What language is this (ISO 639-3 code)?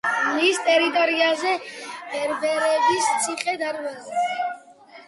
kat